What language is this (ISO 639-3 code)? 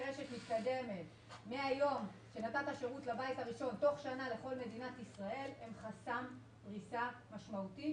heb